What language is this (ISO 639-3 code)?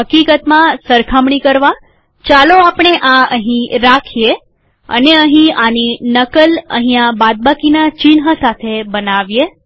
guj